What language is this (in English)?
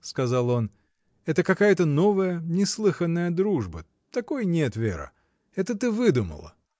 Russian